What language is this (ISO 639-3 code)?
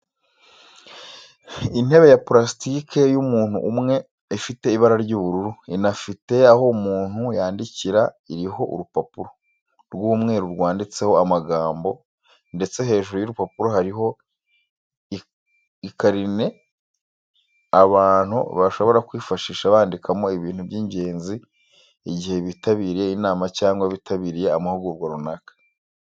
kin